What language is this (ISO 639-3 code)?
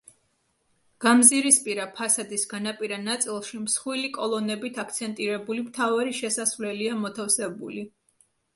kat